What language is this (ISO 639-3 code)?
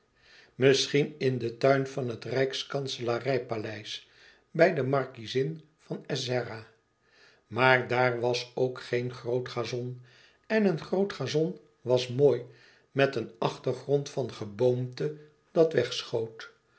nld